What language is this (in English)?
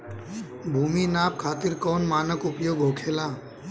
Bhojpuri